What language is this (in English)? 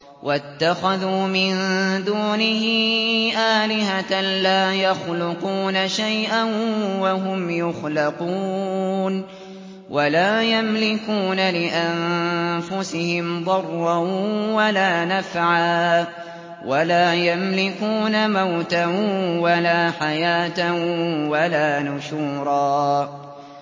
Arabic